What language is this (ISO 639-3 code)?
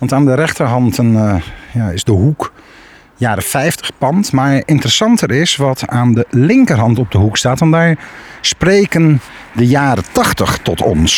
nld